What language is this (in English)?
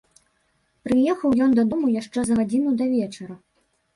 Belarusian